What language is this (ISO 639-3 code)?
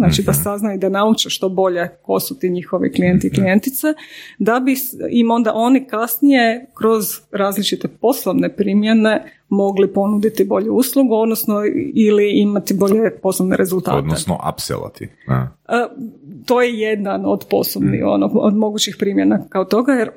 hrv